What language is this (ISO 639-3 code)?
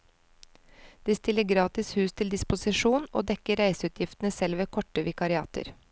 nor